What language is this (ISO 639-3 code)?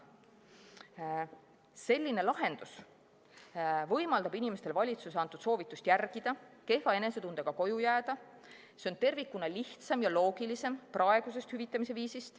est